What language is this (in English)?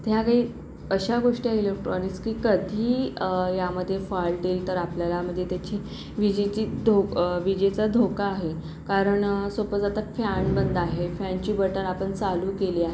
Marathi